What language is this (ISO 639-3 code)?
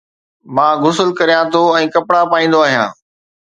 snd